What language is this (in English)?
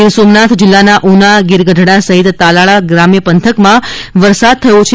Gujarati